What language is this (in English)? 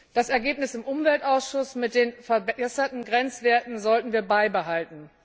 German